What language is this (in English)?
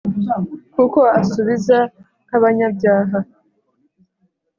Kinyarwanda